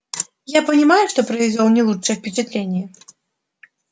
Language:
Russian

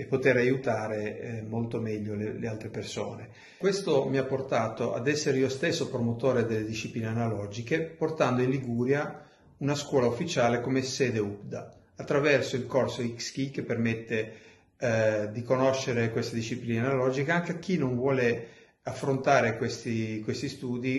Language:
Italian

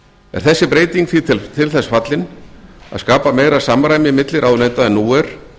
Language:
Icelandic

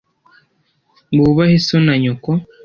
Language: Kinyarwanda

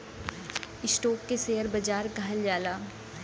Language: Bhojpuri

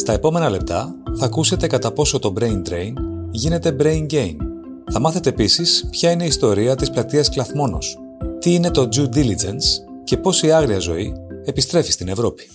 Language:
Greek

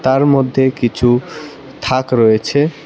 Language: Bangla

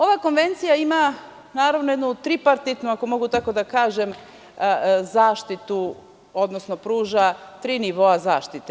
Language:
Serbian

